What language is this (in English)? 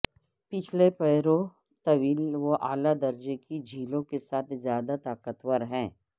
Urdu